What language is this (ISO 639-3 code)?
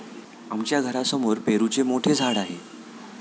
mar